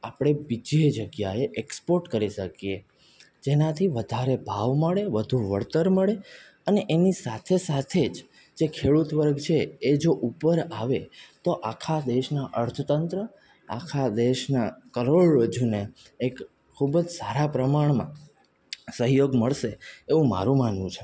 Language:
Gujarati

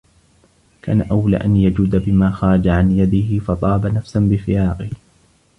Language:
Arabic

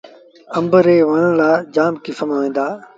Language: Sindhi Bhil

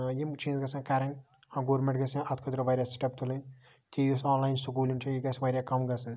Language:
Kashmiri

